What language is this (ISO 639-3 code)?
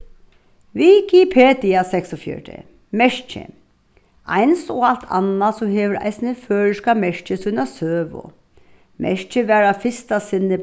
fao